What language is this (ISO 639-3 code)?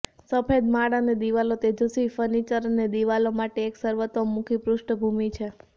guj